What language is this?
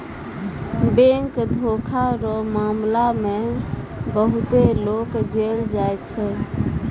Maithili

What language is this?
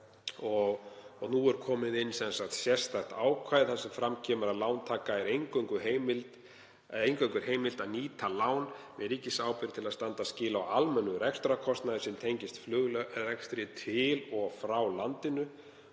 Icelandic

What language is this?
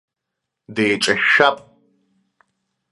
Abkhazian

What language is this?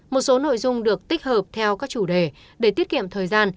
Vietnamese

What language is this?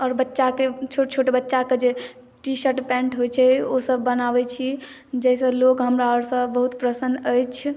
Maithili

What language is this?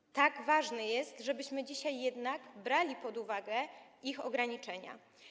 Polish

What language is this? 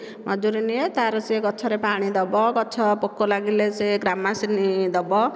Odia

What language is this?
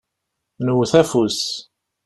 Kabyle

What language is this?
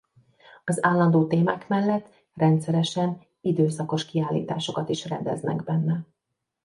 Hungarian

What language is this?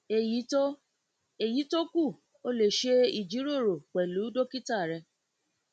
Yoruba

